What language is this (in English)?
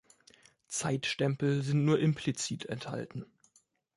German